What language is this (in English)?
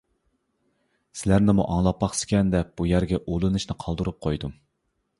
Uyghur